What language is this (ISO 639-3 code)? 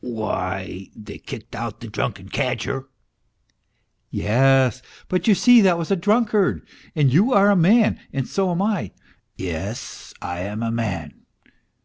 eng